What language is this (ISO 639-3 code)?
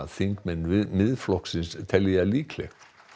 isl